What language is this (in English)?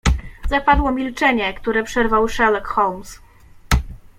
Polish